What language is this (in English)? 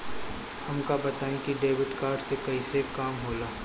Bhojpuri